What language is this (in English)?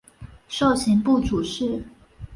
Chinese